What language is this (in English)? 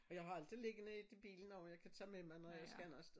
Danish